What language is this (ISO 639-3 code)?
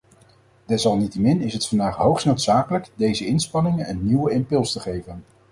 nld